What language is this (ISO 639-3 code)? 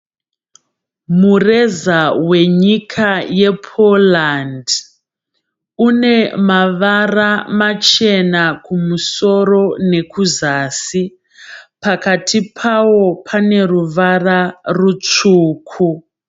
sna